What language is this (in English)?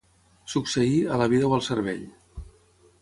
Catalan